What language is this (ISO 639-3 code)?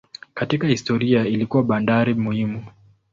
swa